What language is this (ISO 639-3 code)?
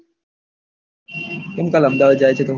guj